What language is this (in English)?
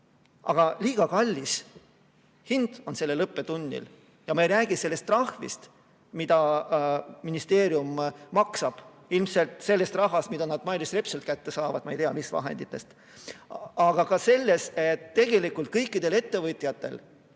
Estonian